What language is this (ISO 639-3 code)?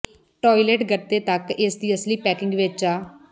pan